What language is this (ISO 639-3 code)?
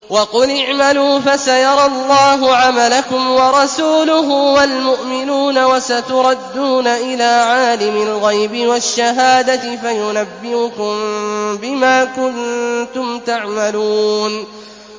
ara